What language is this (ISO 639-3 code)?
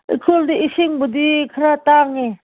mni